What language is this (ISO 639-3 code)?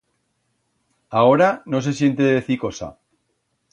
arg